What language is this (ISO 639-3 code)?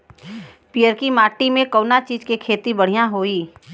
bho